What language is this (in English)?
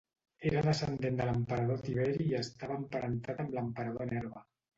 Catalan